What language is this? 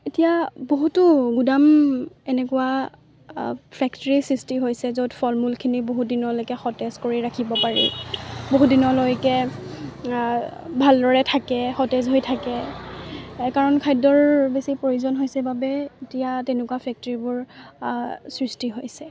Assamese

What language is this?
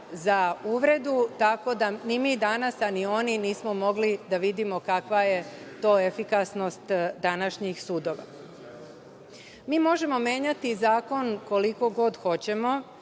Serbian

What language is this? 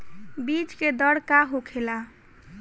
Bhojpuri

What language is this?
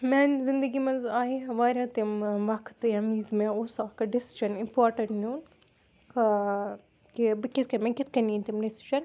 Kashmiri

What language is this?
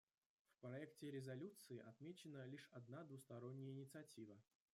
Russian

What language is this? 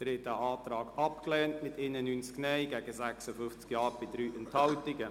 Swiss German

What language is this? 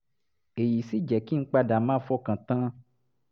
Yoruba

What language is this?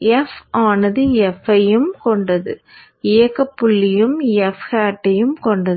Tamil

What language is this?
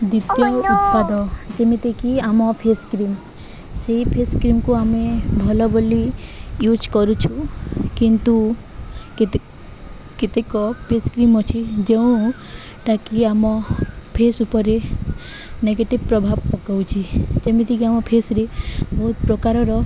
Odia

